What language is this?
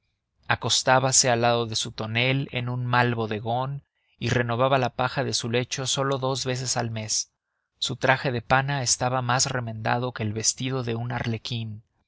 Spanish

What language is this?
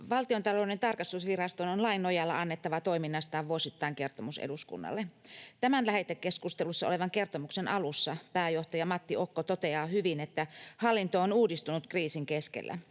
Finnish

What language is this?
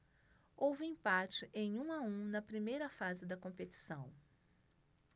Portuguese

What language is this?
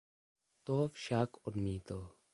Czech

